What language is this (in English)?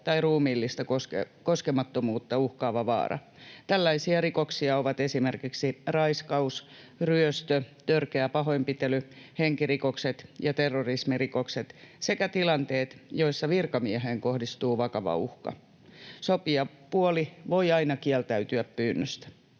Finnish